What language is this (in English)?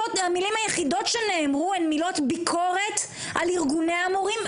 Hebrew